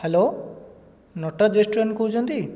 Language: Odia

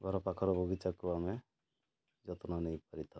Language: Odia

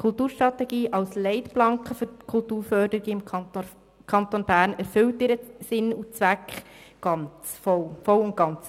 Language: Swiss German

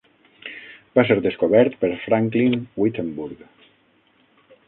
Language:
Catalan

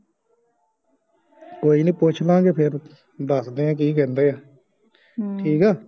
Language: Punjabi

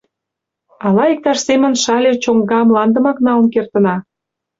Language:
Mari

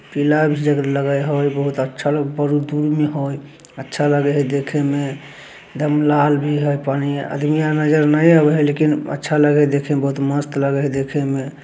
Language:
Magahi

